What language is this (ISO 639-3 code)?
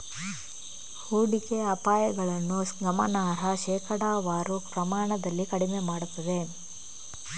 kan